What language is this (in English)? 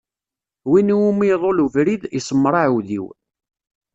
Kabyle